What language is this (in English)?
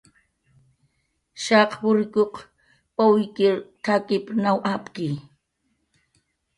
Jaqaru